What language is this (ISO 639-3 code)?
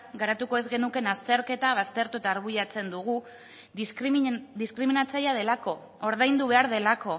eus